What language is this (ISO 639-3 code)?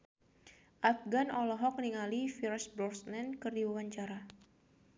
sun